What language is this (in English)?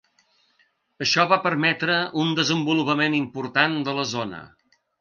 Catalan